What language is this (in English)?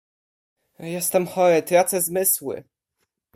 Polish